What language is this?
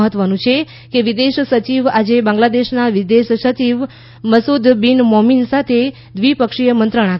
Gujarati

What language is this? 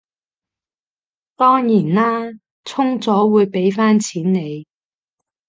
Cantonese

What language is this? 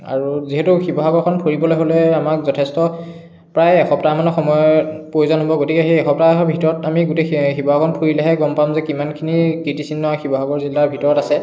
Assamese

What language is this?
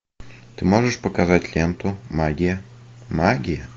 Russian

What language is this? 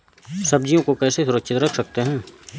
Hindi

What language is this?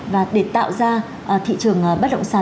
Vietnamese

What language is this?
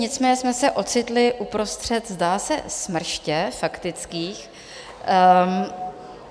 Czech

